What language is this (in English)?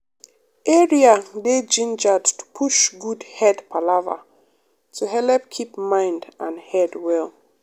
Nigerian Pidgin